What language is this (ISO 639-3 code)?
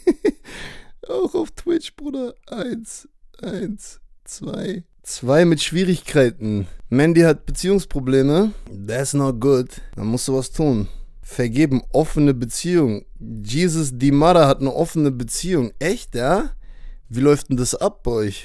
deu